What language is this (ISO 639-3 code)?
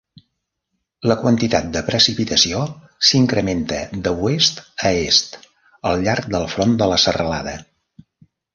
cat